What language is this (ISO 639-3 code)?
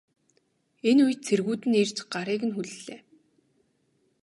mon